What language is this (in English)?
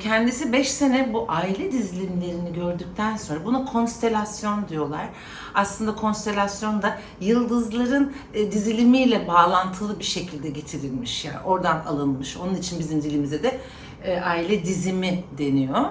Turkish